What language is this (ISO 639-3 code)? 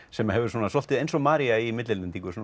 isl